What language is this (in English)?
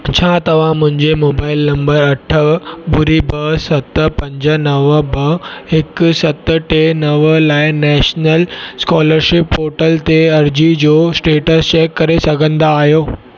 Sindhi